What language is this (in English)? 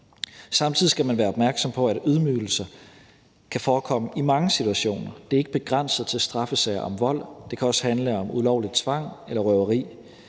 Danish